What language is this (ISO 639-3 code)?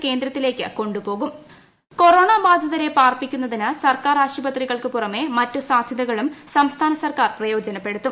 mal